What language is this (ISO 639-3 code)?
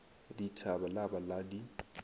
nso